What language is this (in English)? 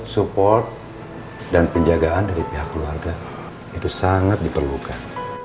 Indonesian